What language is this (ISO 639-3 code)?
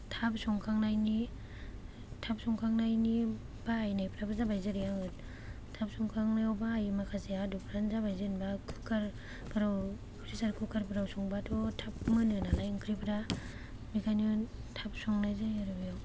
brx